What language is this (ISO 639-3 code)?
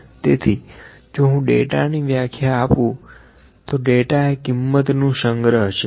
guj